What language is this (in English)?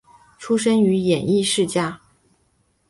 Chinese